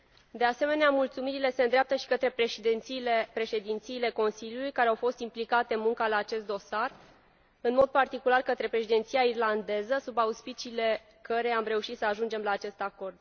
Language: Romanian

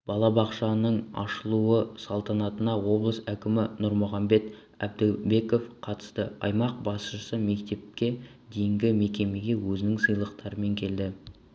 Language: Kazakh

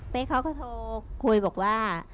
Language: Thai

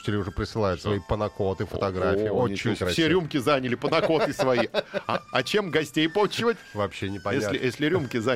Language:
Russian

